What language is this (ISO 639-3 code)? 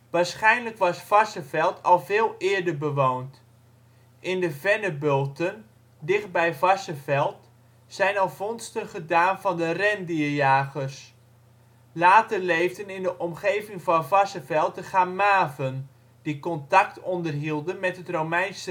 nld